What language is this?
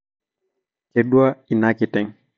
Masai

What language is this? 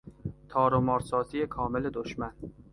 Persian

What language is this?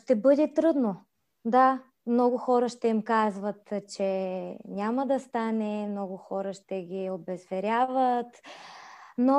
Bulgarian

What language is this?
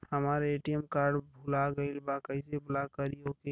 Bhojpuri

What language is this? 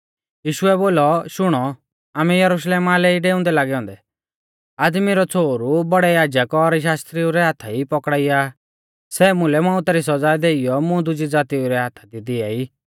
Mahasu Pahari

